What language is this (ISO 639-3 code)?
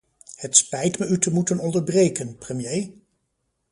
nld